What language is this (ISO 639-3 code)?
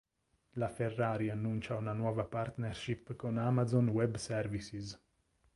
ita